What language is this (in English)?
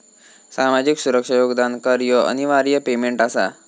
Marathi